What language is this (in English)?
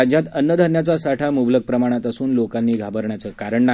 Marathi